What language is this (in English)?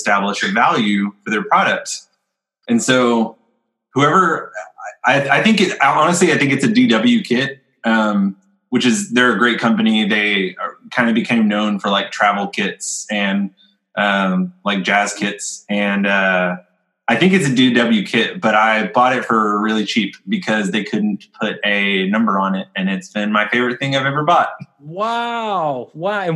English